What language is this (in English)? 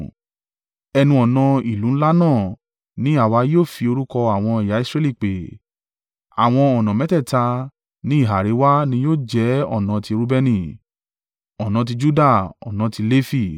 Yoruba